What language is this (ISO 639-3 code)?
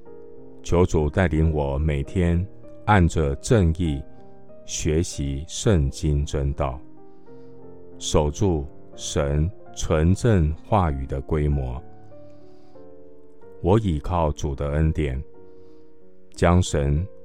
zho